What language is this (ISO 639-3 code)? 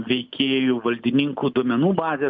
lit